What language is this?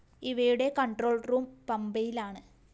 Malayalam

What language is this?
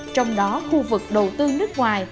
Vietnamese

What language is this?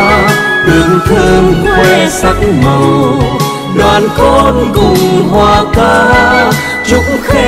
Vietnamese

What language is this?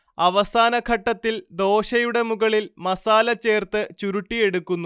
Malayalam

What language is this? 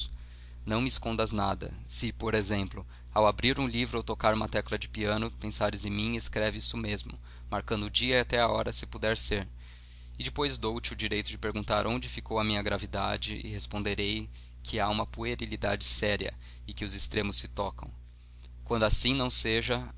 Portuguese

